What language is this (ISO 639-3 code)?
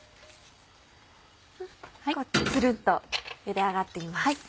jpn